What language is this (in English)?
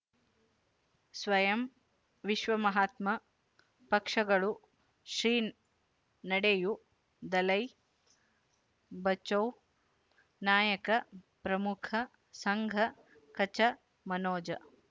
Kannada